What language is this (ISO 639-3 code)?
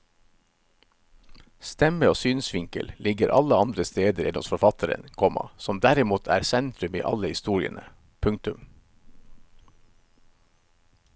nor